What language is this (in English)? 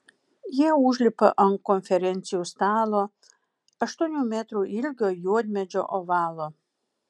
Lithuanian